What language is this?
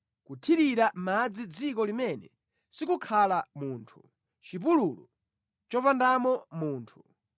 Nyanja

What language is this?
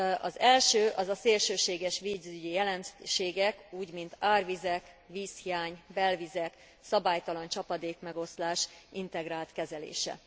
Hungarian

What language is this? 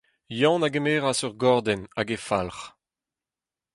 Breton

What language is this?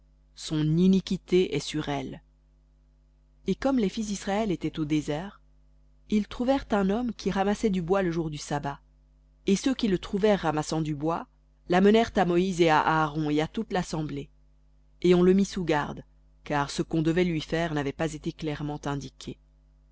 French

